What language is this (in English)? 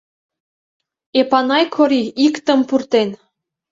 Mari